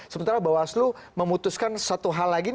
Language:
Indonesian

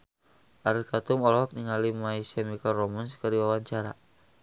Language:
Sundanese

